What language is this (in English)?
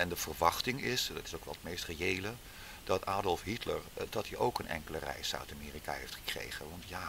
Dutch